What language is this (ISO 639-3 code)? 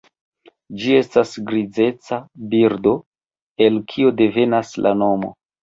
epo